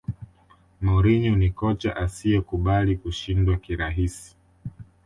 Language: Swahili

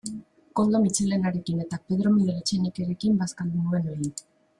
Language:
Basque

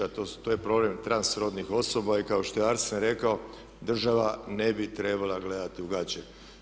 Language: Croatian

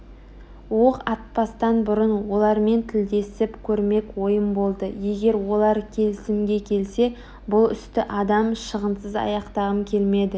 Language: Kazakh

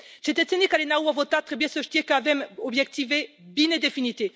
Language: Romanian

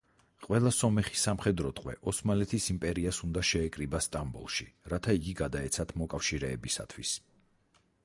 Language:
Georgian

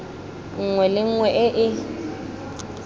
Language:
Tswana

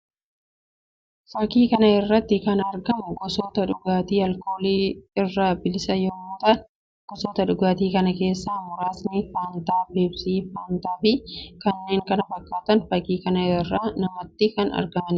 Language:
Oromo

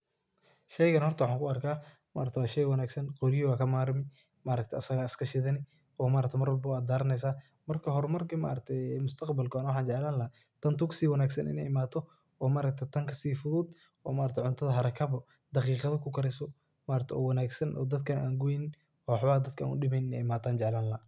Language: Somali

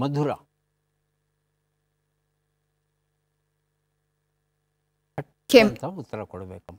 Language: Kannada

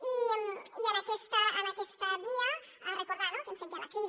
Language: Catalan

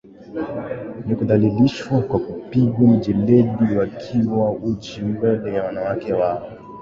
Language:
Swahili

